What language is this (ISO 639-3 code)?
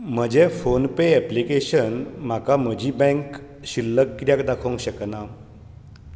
kok